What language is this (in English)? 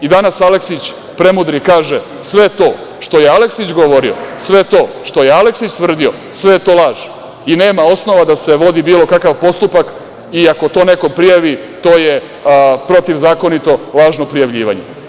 Serbian